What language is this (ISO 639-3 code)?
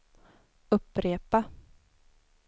swe